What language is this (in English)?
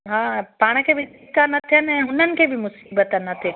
Sindhi